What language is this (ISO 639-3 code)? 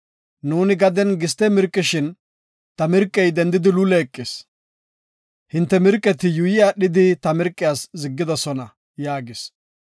gof